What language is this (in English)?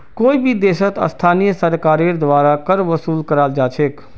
Magahi